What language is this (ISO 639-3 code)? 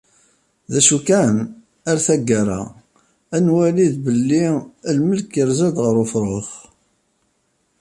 kab